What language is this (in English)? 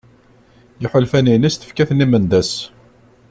Kabyle